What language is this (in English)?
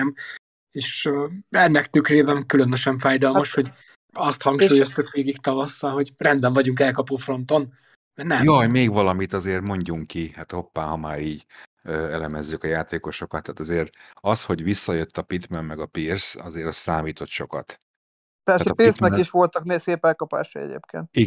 Hungarian